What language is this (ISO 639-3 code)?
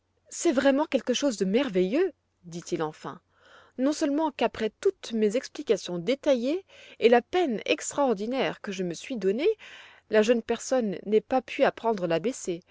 fra